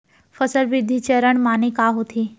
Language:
Chhattisgarhi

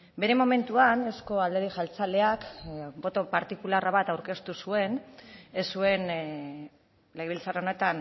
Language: Basque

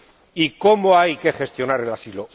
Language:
Spanish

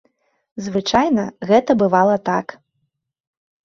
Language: Belarusian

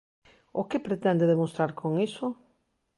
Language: Galician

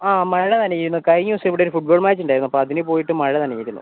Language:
Malayalam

